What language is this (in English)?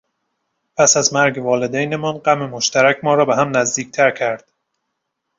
Persian